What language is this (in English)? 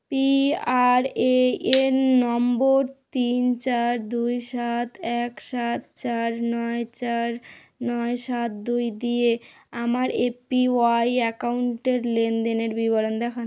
Bangla